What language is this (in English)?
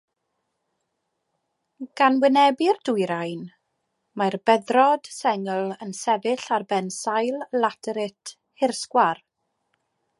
Welsh